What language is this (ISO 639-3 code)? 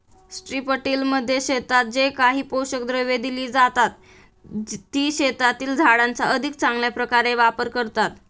mar